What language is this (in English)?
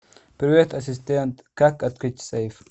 Russian